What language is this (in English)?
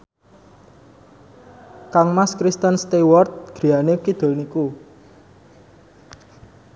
Javanese